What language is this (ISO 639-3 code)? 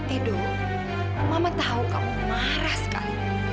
ind